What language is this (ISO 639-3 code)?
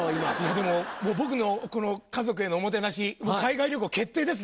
jpn